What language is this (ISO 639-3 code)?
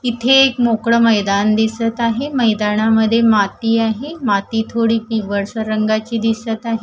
mar